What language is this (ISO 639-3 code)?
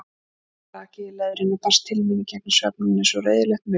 isl